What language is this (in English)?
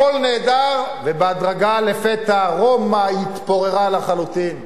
Hebrew